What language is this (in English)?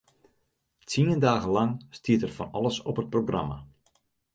Western Frisian